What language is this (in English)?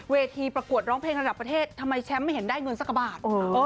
Thai